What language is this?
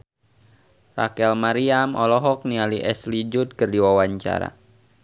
Sundanese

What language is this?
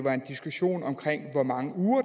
Danish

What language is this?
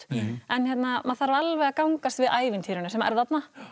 Icelandic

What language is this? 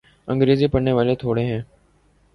Urdu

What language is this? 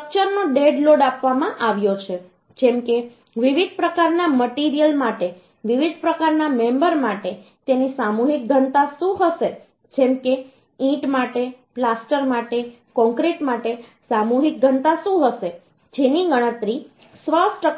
Gujarati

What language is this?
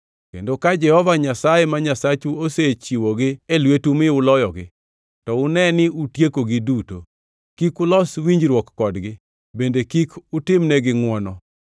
Luo (Kenya and Tanzania)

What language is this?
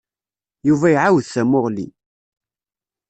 Kabyle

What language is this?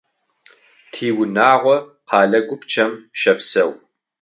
Adyghe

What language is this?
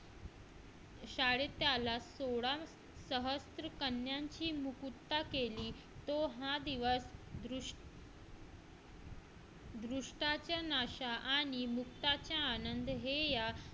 Marathi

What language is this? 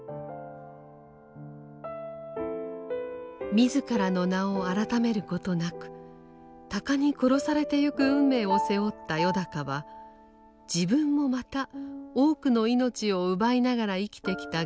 Japanese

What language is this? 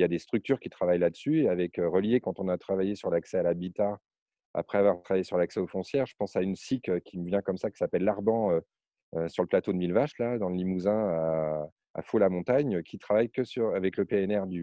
French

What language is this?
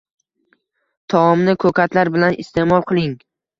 Uzbek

